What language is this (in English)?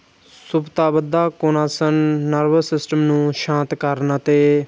Punjabi